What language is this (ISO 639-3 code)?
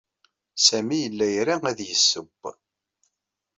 kab